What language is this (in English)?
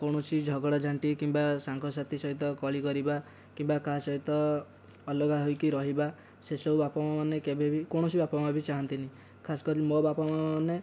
Odia